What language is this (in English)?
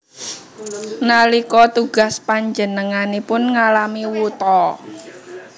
Javanese